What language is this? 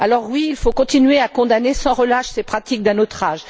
French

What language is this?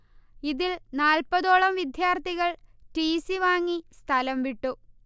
Malayalam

